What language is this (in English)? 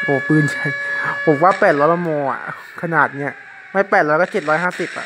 Thai